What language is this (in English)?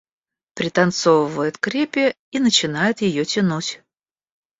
Russian